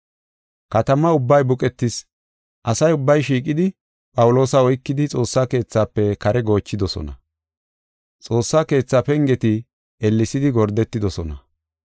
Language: Gofa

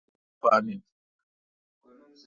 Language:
Kalkoti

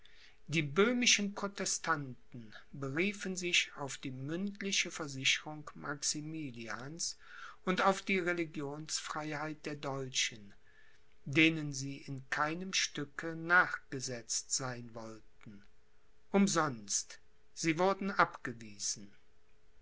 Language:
German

